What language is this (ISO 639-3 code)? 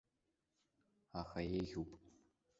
abk